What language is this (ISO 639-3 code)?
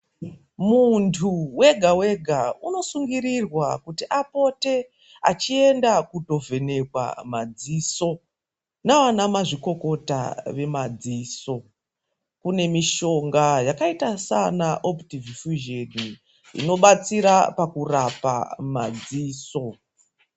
ndc